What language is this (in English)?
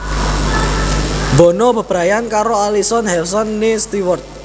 Javanese